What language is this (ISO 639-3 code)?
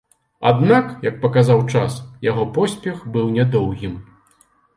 bel